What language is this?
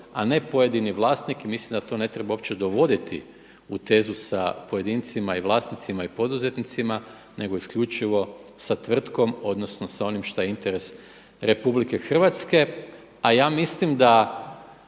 Croatian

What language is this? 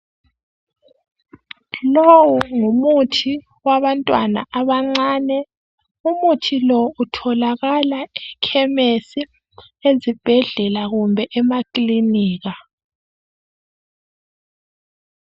North Ndebele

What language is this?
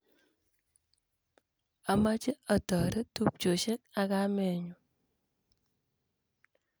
Kalenjin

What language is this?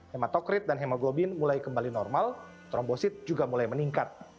Indonesian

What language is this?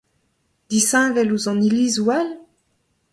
Breton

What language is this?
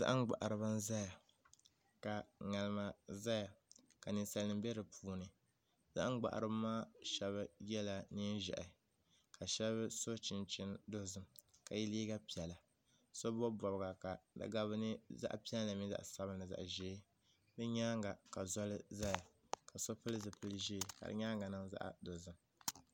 Dagbani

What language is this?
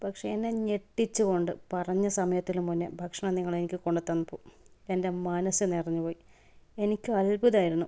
Malayalam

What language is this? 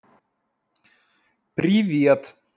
Russian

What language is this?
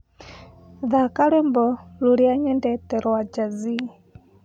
Kikuyu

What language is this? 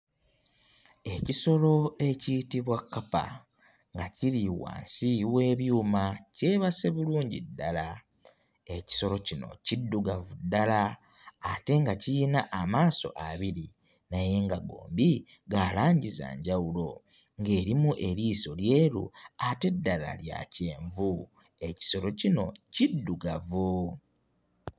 Ganda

